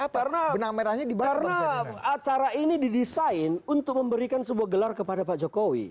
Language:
Indonesian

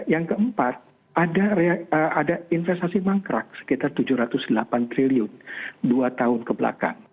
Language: Indonesian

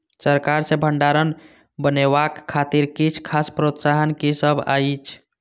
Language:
Maithili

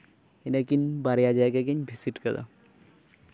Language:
Santali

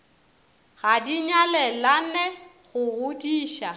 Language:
Northern Sotho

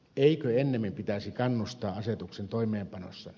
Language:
Finnish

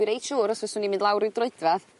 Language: Welsh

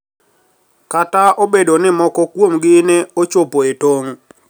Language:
Luo (Kenya and Tanzania)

